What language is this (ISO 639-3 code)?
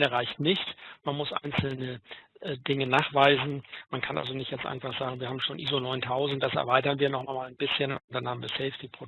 deu